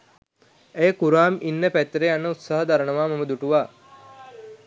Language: Sinhala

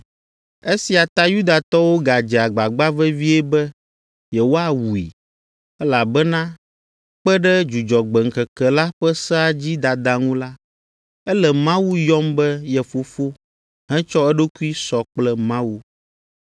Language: Ewe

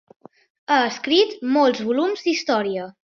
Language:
Catalan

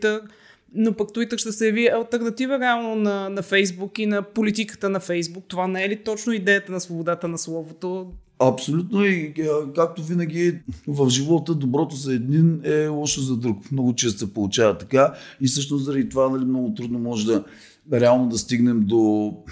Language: Bulgarian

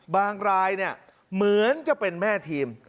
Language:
Thai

